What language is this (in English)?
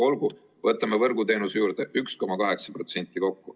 Estonian